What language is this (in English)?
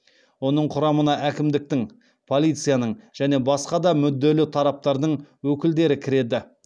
Kazakh